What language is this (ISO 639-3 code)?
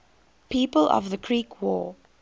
eng